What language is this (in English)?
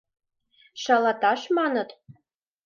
Mari